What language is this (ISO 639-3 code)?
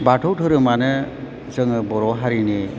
brx